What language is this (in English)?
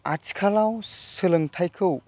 Bodo